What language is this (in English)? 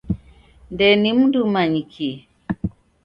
Taita